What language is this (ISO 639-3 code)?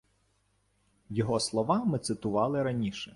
ukr